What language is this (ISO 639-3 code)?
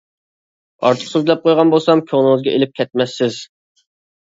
uig